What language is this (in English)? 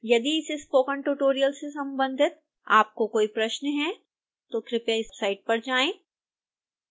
Hindi